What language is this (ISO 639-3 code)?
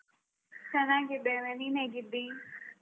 kan